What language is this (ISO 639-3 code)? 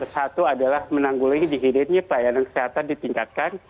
ind